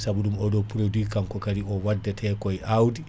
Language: Fula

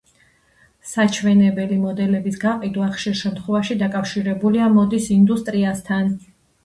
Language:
Georgian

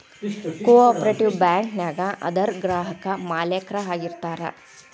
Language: Kannada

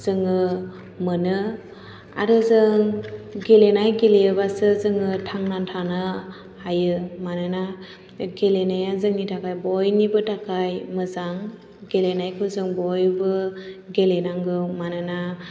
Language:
Bodo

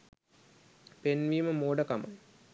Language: Sinhala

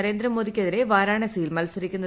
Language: Malayalam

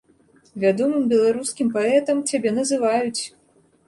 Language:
Belarusian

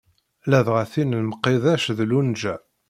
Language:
Kabyle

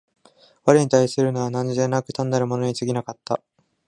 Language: Japanese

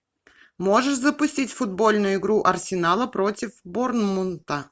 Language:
Russian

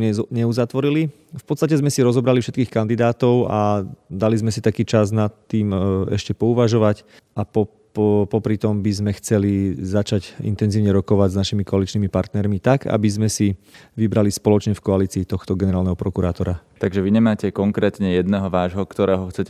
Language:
Slovak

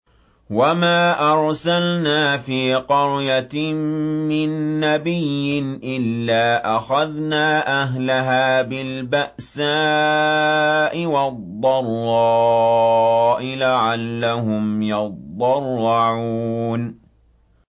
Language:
Arabic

